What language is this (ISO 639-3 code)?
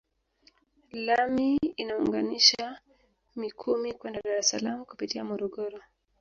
swa